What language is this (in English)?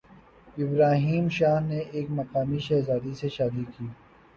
Urdu